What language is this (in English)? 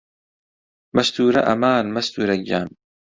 Central Kurdish